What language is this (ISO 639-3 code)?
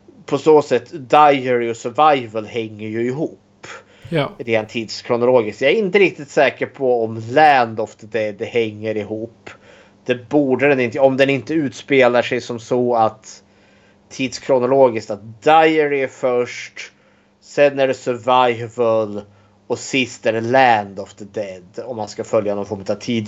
swe